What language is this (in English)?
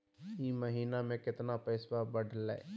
Magahi